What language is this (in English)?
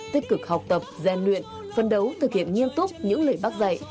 Vietnamese